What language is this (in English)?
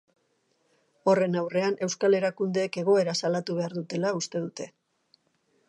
Basque